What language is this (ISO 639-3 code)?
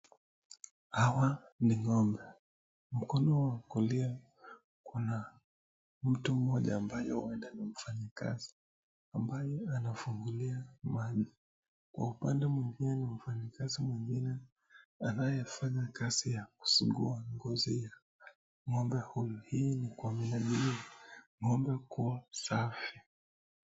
swa